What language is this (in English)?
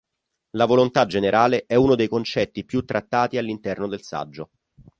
Italian